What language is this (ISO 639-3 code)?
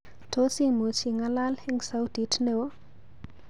kln